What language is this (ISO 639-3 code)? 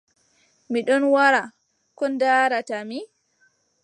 fub